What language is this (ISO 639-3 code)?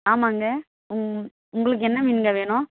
tam